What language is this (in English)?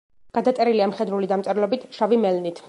Georgian